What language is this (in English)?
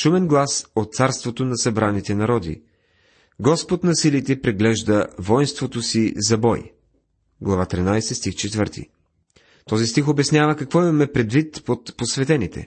Bulgarian